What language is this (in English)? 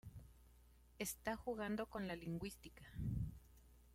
Spanish